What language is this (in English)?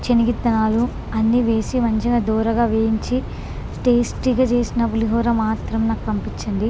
Telugu